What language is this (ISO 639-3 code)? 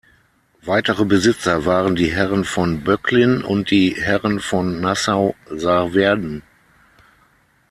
deu